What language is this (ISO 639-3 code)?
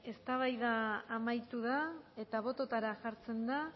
eus